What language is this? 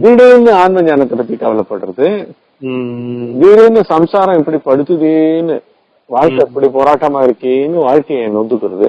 Tamil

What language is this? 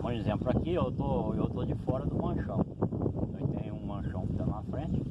Portuguese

